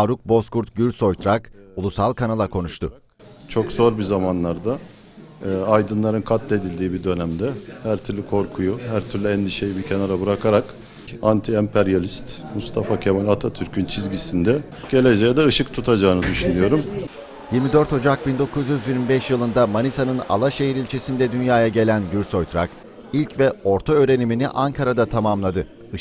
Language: Turkish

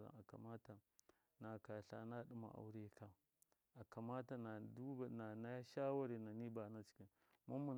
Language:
Miya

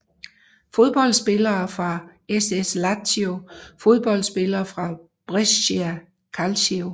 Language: Danish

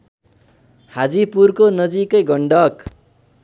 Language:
Nepali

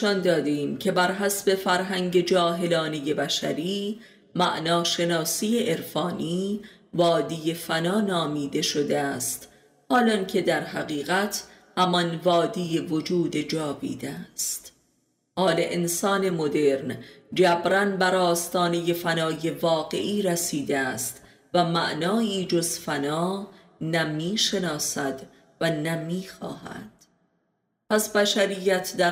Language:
Persian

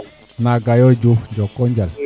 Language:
Serer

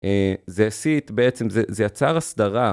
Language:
Hebrew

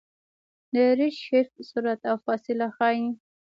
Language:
Pashto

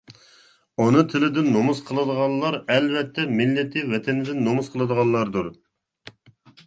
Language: Uyghur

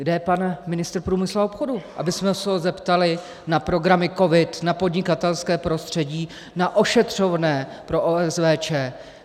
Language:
Czech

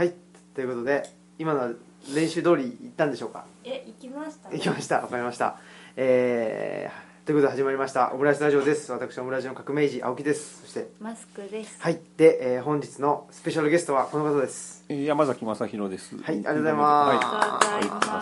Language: Japanese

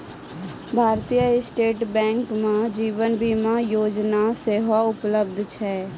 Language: Maithili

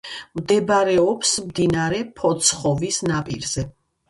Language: Georgian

